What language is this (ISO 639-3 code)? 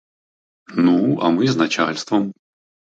ukr